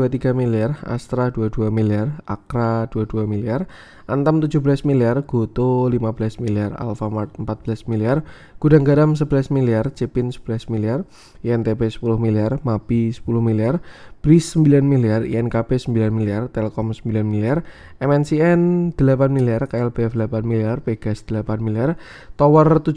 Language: Indonesian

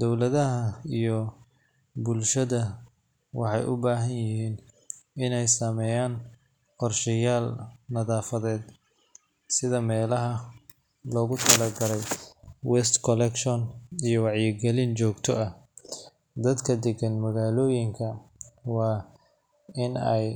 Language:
Somali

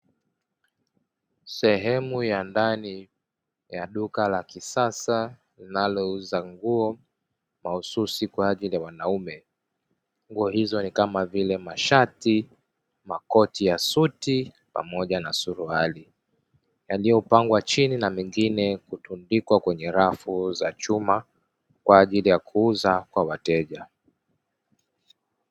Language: Swahili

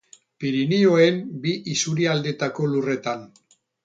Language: Basque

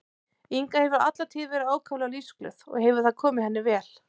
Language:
Icelandic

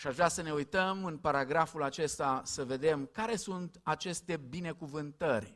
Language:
Romanian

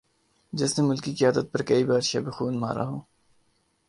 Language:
Urdu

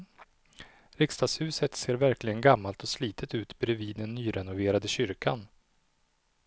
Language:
Swedish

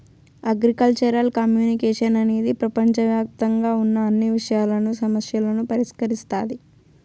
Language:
Telugu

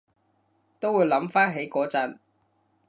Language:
Cantonese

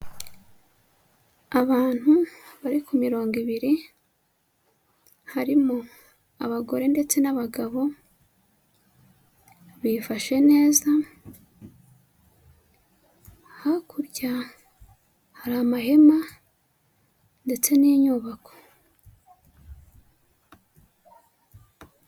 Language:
Kinyarwanda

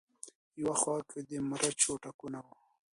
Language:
Pashto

